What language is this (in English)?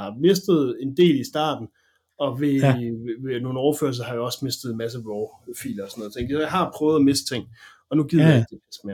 Danish